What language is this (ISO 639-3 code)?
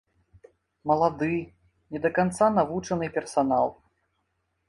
bel